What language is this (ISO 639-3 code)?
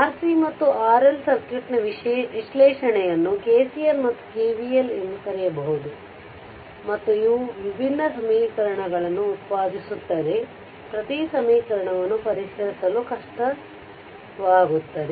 kan